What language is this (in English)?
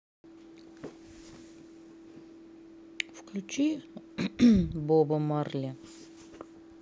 Russian